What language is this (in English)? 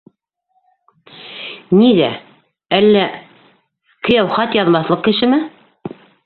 Bashkir